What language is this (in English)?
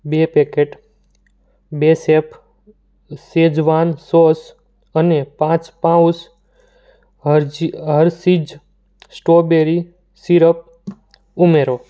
Gujarati